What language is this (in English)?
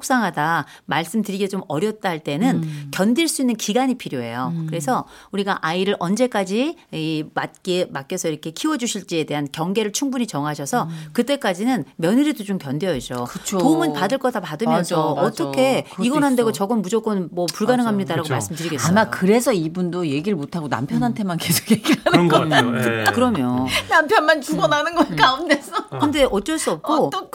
Korean